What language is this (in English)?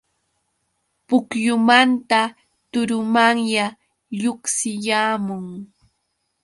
Yauyos Quechua